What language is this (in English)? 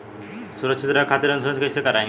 Bhojpuri